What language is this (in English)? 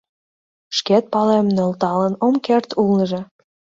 Mari